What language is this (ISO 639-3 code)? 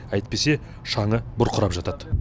kaz